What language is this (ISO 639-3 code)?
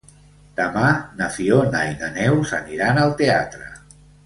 cat